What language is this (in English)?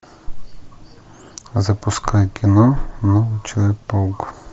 Russian